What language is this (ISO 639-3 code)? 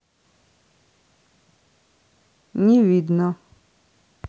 rus